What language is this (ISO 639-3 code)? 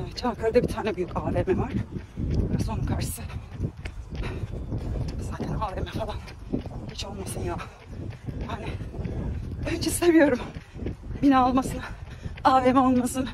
tur